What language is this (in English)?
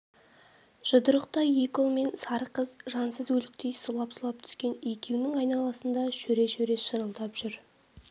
Kazakh